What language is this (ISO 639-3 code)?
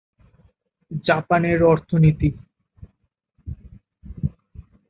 ben